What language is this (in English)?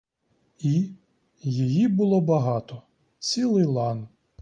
Ukrainian